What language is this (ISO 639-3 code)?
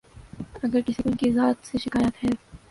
urd